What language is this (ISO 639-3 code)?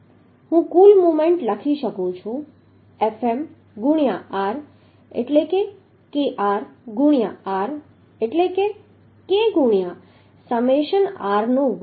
guj